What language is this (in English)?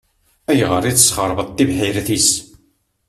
Kabyle